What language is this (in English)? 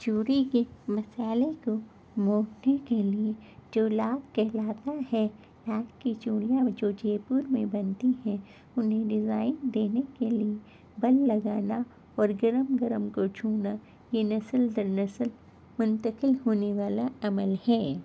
Urdu